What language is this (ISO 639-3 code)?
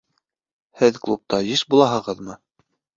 bak